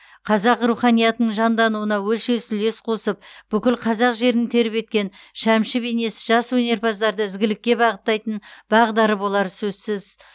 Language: Kazakh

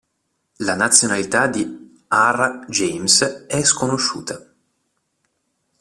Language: Italian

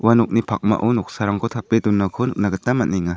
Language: Garo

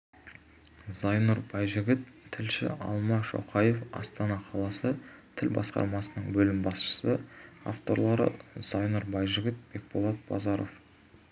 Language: Kazakh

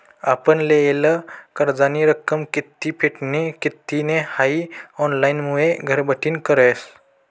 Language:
Marathi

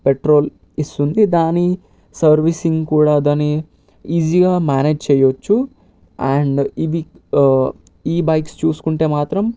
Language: Telugu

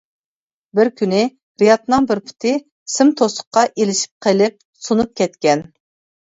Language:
Uyghur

